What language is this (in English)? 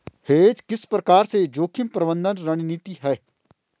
Hindi